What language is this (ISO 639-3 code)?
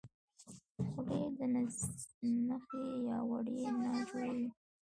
pus